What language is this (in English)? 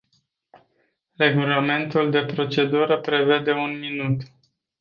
Romanian